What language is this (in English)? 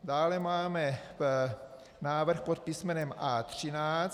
Czech